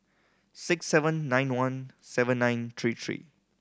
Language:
English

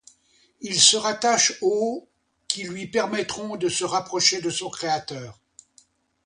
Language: French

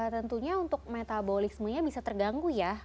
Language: Indonesian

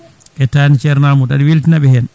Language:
Fula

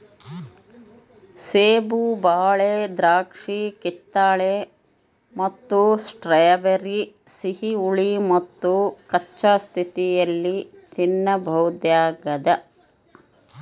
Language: Kannada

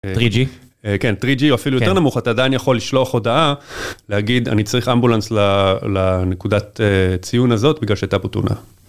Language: Hebrew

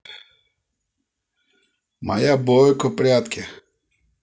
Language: Russian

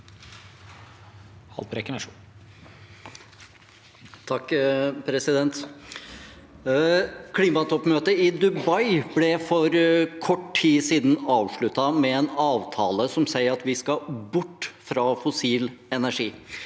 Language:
Norwegian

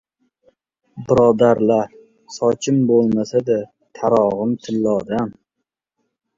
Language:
Uzbek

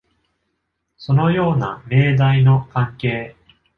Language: Japanese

